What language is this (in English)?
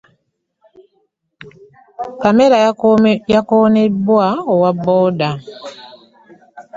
Ganda